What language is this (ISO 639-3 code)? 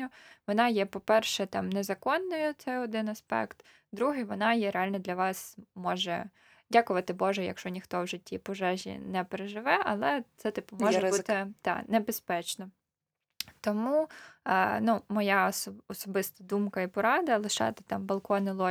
ukr